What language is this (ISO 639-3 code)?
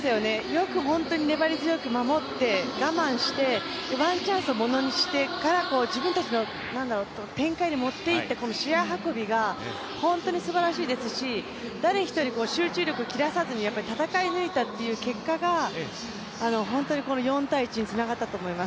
jpn